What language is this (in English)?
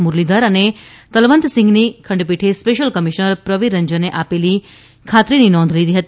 Gujarati